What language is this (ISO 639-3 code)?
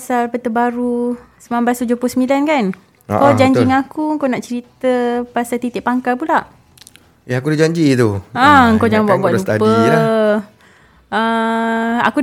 msa